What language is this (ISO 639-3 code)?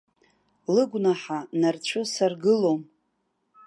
abk